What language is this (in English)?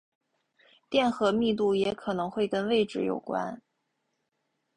Chinese